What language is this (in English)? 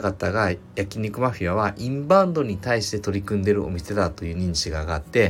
Japanese